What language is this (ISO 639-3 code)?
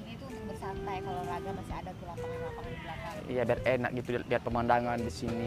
ind